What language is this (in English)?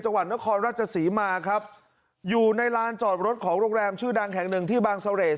Thai